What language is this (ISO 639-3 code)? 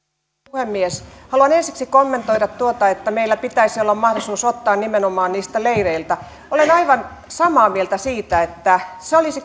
fin